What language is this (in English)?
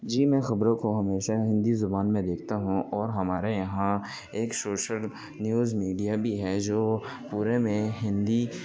Urdu